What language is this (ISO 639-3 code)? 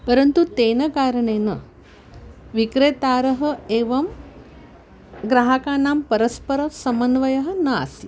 san